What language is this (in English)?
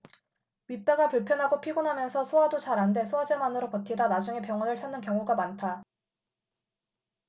Korean